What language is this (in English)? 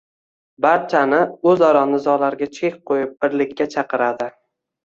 Uzbek